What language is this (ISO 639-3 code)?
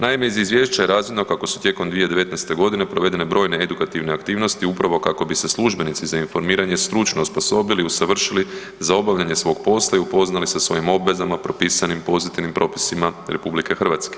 hrv